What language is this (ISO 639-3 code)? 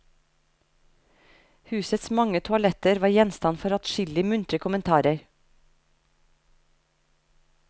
nor